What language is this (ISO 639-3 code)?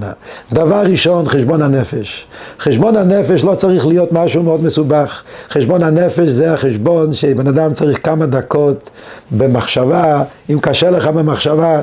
heb